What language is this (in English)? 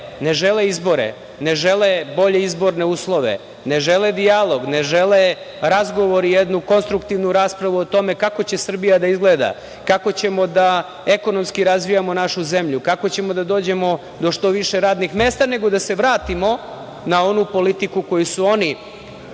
Serbian